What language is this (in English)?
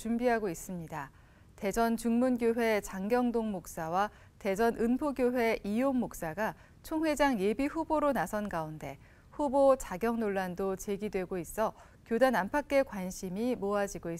Korean